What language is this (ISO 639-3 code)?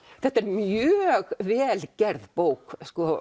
isl